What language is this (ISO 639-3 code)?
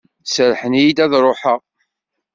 kab